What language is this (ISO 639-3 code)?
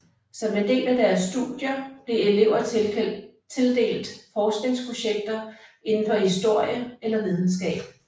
dan